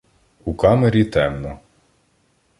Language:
Ukrainian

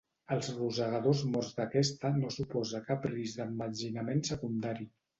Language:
Catalan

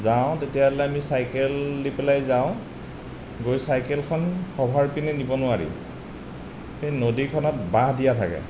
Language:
Assamese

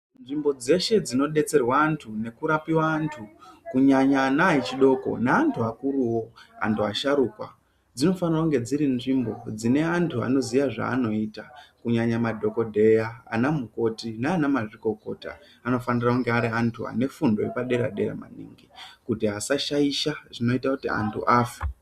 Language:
Ndau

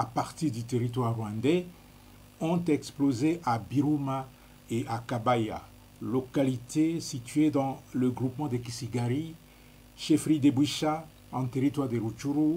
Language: French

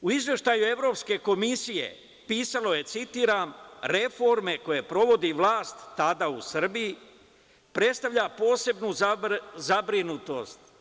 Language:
Serbian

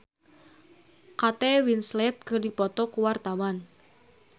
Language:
Sundanese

